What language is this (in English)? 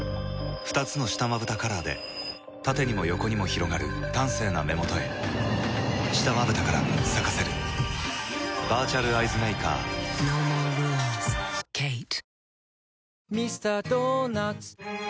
Japanese